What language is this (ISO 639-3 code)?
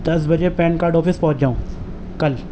urd